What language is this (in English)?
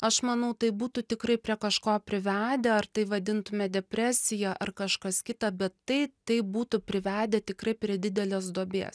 Lithuanian